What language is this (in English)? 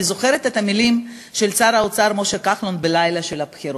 Hebrew